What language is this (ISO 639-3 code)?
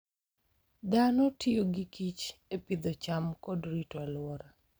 luo